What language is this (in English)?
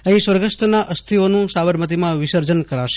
Gujarati